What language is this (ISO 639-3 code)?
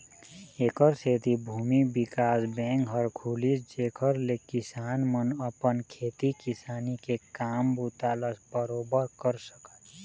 hne